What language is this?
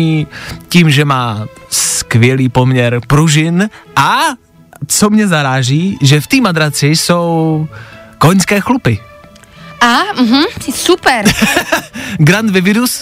Czech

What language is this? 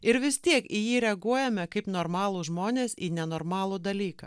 Lithuanian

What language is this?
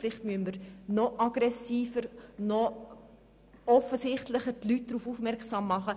Swiss German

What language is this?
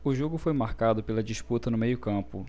Portuguese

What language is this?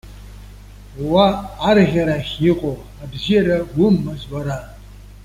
Abkhazian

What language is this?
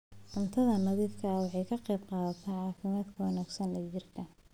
Somali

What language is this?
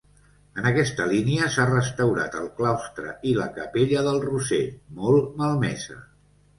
Catalan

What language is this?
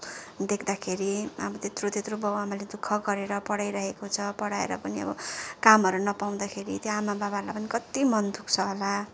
Nepali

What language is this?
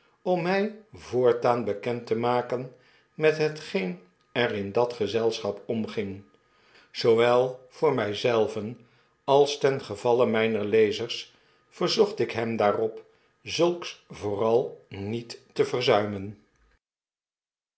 Dutch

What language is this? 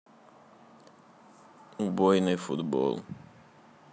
Russian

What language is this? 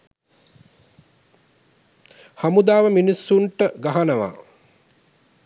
Sinhala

